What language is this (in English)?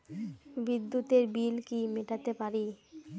Bangla